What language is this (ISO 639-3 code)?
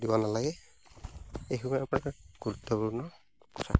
asm